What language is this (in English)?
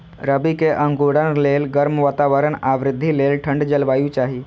Maithili